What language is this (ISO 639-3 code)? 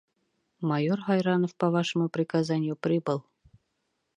bak